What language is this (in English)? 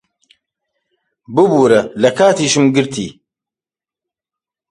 Central Kurdish